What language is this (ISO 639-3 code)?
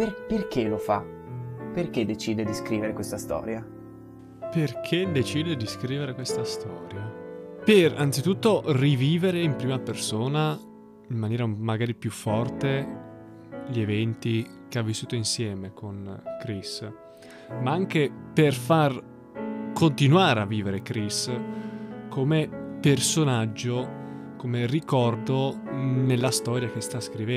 ita